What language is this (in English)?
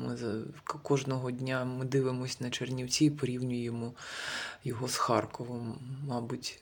Ukrainian